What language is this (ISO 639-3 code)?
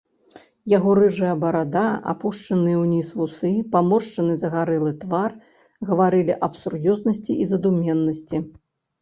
bel